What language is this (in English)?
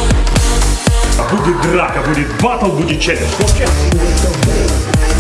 Russian